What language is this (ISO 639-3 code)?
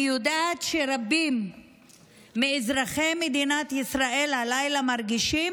heb